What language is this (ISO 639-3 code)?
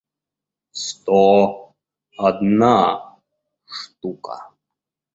rus